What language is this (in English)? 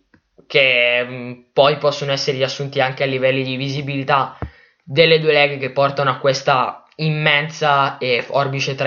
Italian